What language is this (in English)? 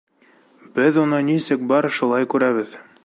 Bashkir